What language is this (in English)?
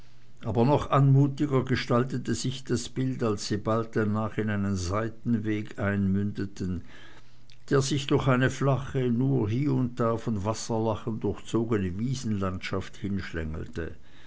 German